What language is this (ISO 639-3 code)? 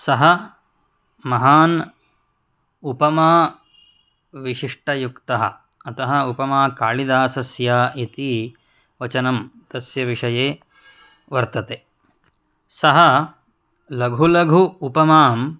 san